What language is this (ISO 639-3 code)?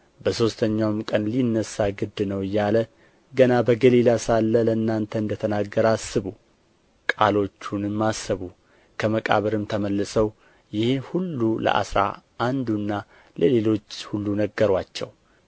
amh